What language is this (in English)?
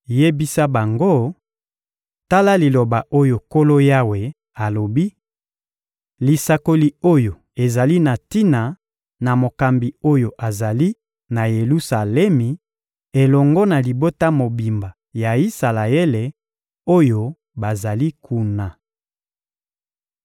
Lingala